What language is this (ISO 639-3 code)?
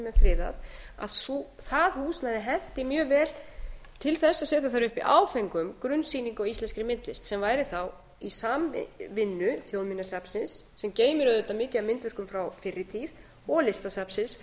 isl